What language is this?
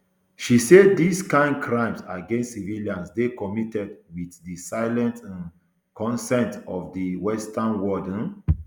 Nigerian Pidgin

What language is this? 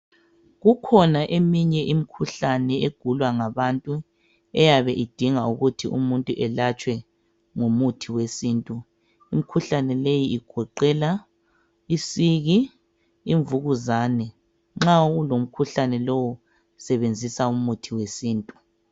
North Ndebele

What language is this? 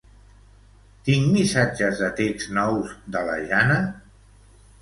Catalan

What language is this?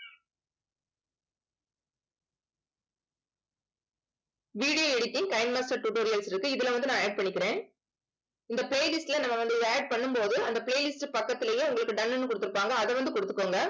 Tamil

